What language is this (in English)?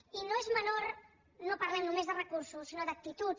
Catalan